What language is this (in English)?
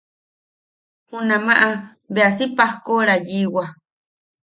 Yaqui